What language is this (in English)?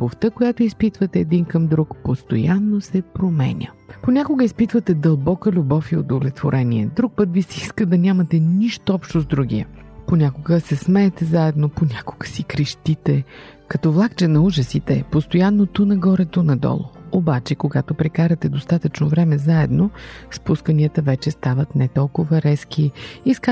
Bulgarian